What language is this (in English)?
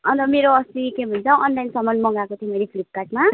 Nepali